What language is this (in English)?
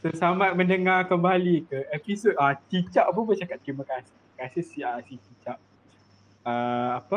Malay